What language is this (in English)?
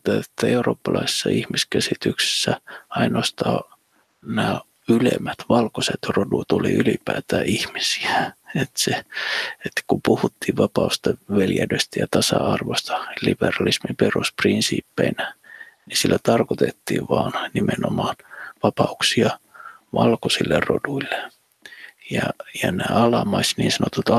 Finnish